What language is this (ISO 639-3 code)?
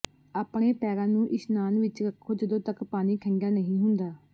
pan